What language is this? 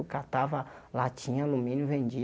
Portuguese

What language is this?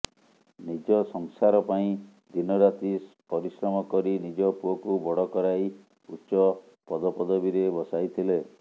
Odia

